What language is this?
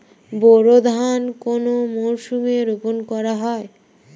Bangla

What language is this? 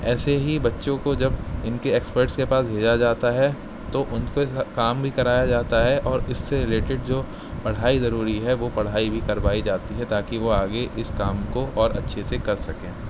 Urdu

